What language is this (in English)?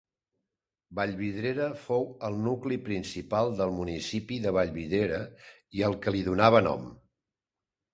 Catalan